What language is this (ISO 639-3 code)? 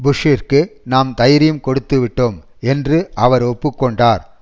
tam